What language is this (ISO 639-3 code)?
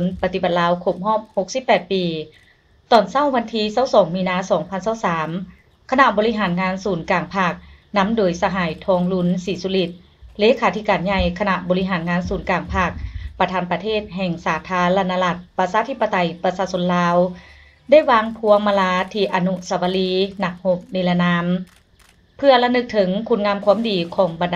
tha